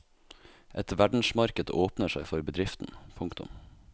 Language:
Norwegian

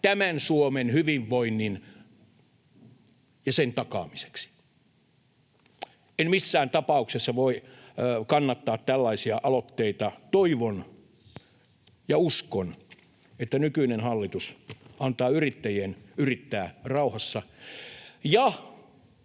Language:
Finnish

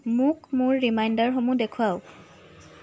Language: Assamese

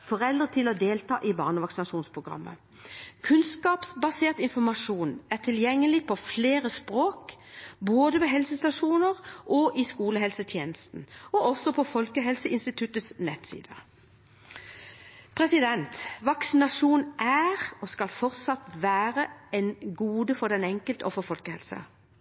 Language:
Norwegian Bokmål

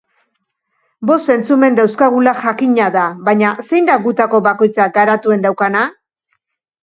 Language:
Basque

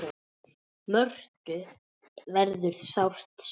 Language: Icelandic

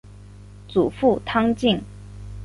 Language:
Chinese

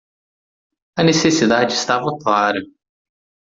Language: Portuguese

